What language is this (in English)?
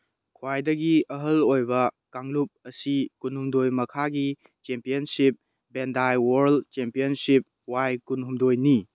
Manipuri